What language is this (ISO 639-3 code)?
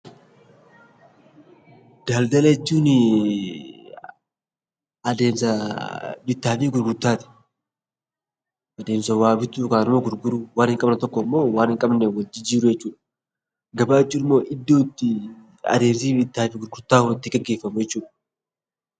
orm